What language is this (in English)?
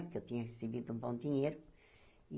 Portuguese